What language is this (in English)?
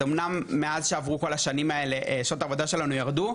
Hebrew